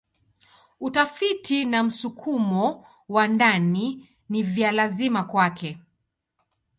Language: Swahili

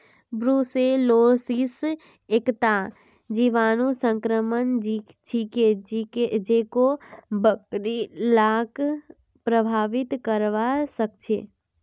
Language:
Magahi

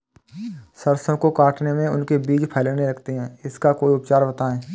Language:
Hindi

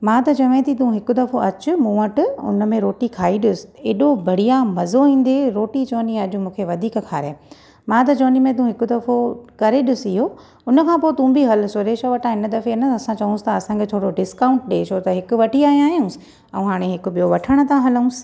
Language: Sindhi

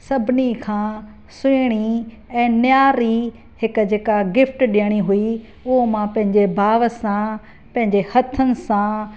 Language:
Sindhi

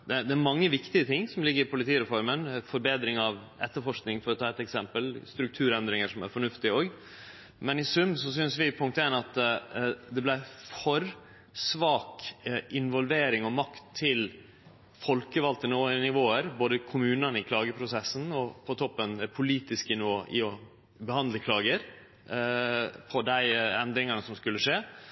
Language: Norwegian Nynorsk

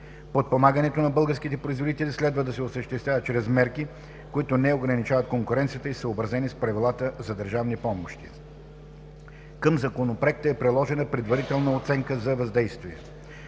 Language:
Bulgarian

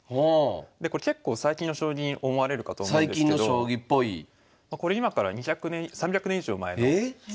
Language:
Japanese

